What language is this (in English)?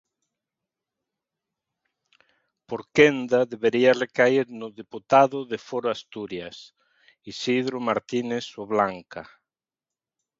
Galician